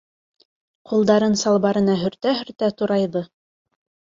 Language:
Bashkir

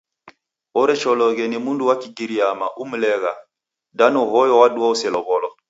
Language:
Taita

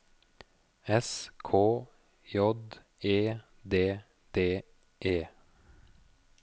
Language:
Norwegian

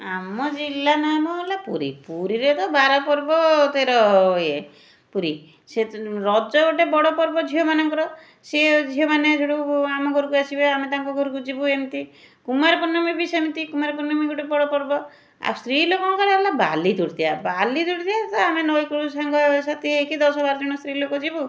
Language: Odia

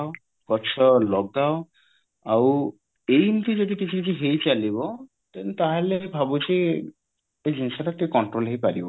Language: Odia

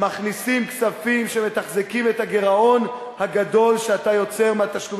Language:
Hebrew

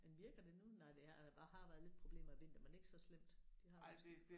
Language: Danish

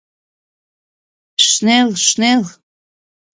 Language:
Abkhazian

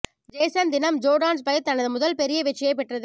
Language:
Tamil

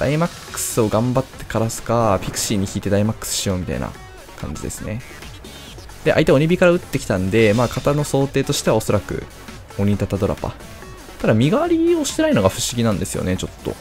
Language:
Japanese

